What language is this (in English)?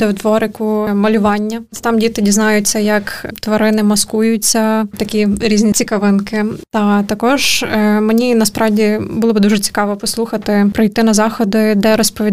Ukrainian